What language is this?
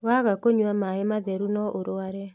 Kikuyu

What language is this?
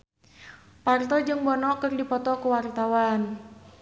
Sundanese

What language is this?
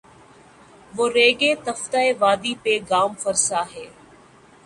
Urdu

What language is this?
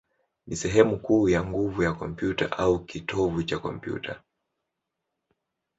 Swahili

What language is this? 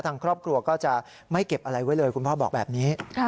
Thai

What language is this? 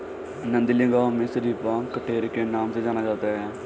Hindi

